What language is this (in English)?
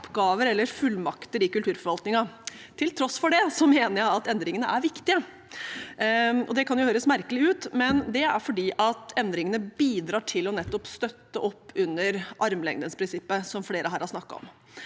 Norwegian